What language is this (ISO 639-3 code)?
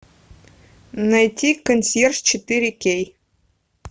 rus